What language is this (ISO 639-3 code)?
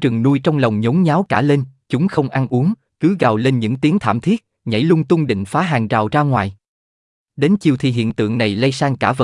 vie